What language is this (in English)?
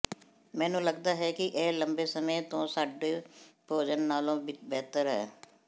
Punjabi